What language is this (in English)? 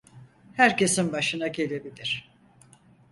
Turkish